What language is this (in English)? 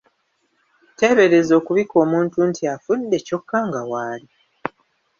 Ganda